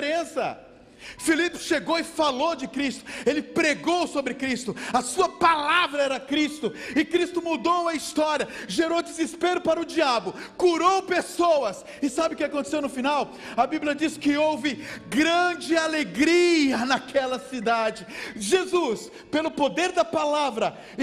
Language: Portuguese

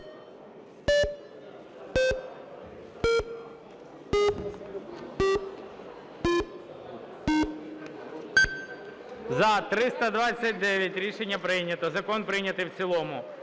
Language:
Ukrainian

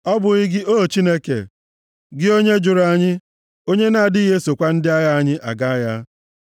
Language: Igbo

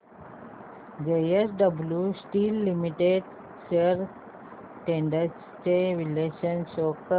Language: Marathi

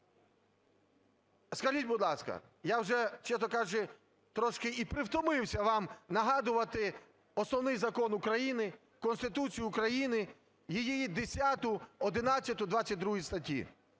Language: Ukrainian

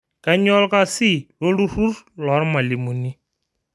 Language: Masai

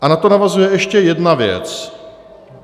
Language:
Czech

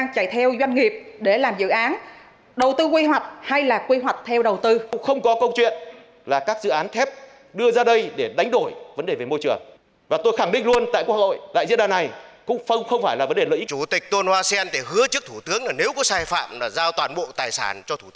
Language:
Vietnamese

